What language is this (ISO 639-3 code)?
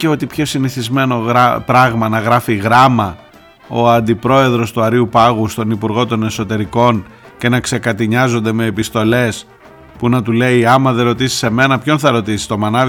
ell